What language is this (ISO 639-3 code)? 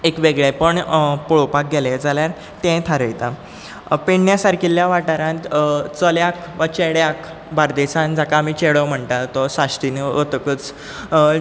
kok